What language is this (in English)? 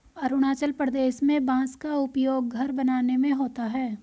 Hindi